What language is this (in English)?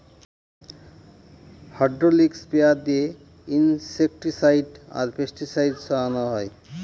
Bangla